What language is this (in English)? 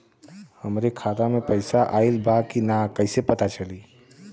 Bhojpuri